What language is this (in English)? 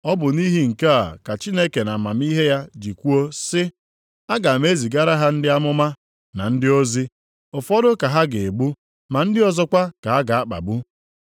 Igbo